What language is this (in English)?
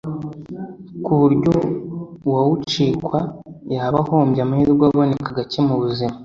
Kinyarwanda